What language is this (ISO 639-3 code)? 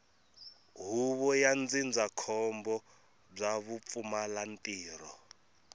tso